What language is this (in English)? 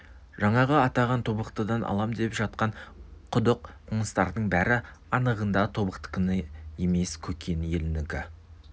Kazakh